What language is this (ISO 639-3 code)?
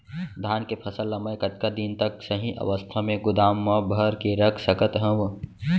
hne